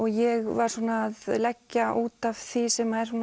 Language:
Icelandic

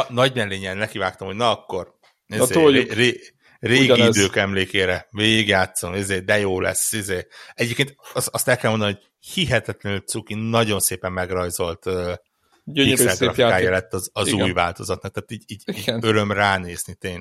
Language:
Hungarian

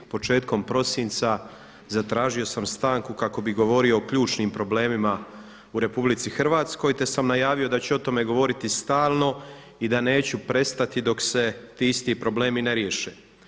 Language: Croatian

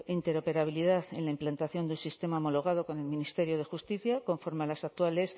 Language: Spanish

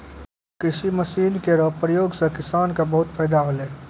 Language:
Maithili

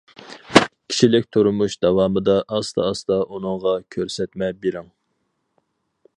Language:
Uyghur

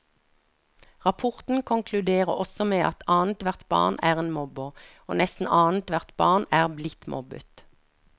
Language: Norwegian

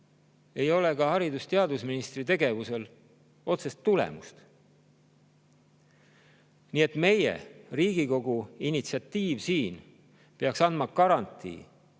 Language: Estonian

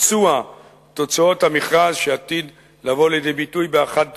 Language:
Hebrew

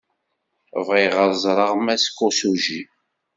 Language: Kabyle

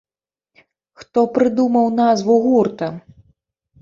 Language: Belarusian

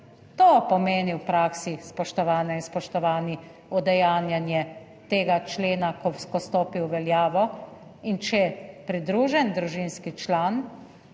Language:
Slovenian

